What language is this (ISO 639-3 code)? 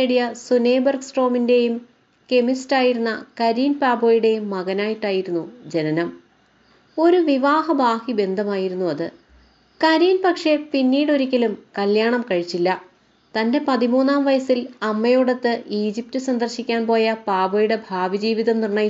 mal